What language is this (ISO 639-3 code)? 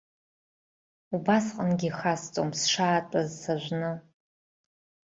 abk